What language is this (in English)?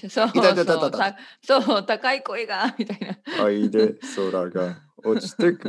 Japanese